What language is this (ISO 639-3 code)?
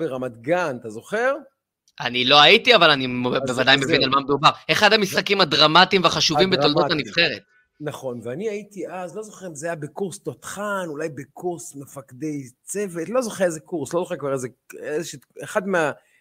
heb